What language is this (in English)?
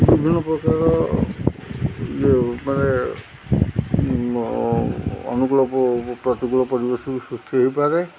Odia